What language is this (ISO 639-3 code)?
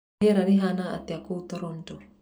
kik